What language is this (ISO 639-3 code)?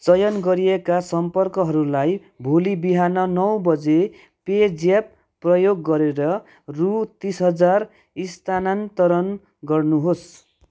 nep